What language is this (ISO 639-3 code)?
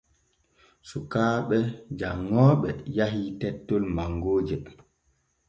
fue